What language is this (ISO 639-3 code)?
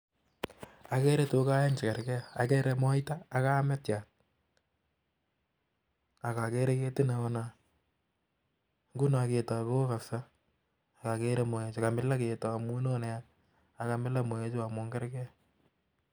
kln